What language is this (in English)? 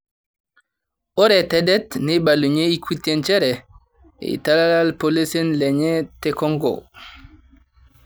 Masai